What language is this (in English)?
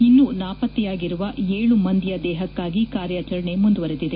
Kannada